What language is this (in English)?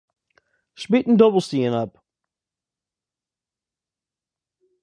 Western Frisian